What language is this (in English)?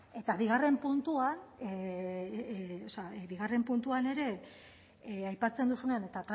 Basque